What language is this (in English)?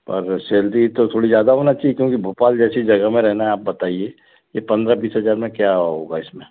Hindi